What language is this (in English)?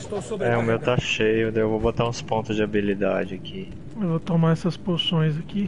Portuguese